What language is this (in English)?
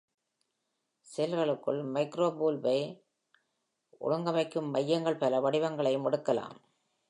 Tamil